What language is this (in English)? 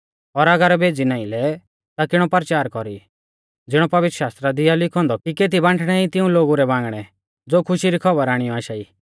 Mahasu Pahari